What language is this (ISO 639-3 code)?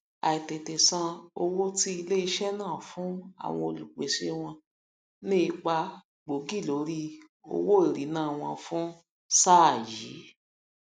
yor